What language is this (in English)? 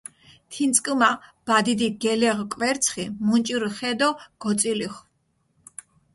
Mingrelian